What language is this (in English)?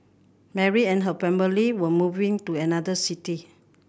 English